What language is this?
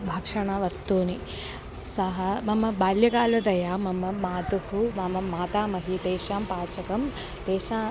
Sanskrit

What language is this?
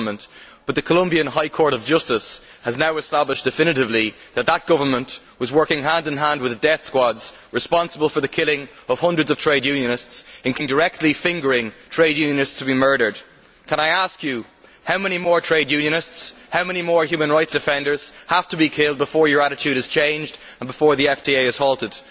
English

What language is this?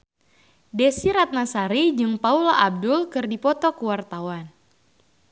Sundanese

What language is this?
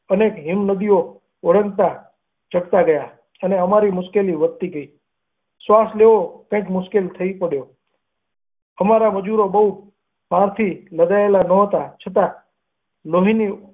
Gujarati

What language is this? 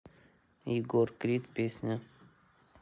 Russian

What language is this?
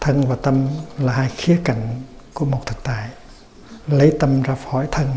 Vietnamese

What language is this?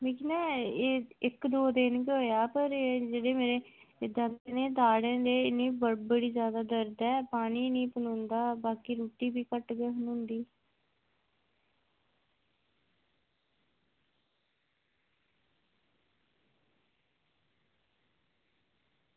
Dogri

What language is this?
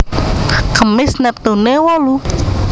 Javanese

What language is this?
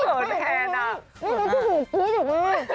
Thai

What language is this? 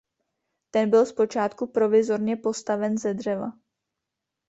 Czech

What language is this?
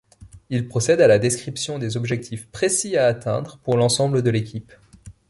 French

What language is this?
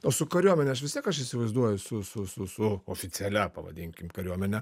Lithuanian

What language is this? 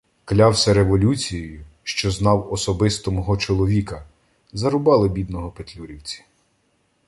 Ukrainian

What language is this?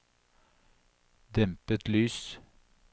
Norwegian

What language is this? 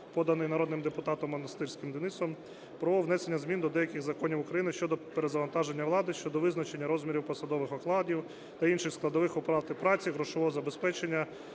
Ukrainian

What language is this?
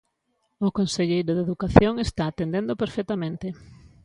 Galician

